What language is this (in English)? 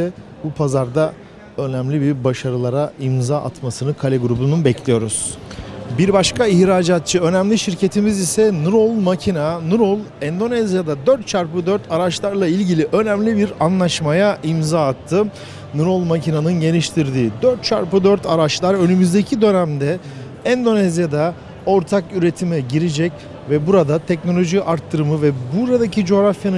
Turkish